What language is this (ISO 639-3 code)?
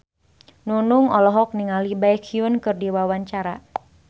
sun